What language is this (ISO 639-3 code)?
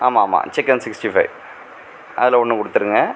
tam